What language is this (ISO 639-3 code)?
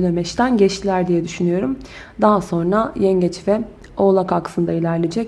tur